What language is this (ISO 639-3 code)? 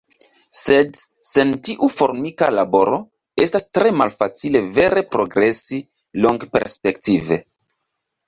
epo